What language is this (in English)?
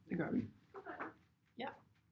Danish